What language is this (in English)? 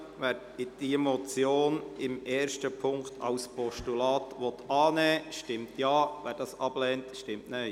Swiss German